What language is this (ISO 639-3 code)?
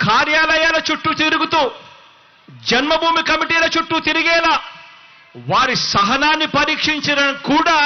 tel